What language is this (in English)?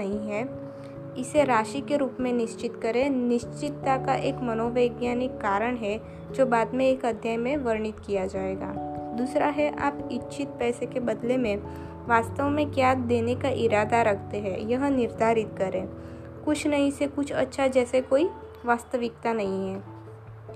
Hindi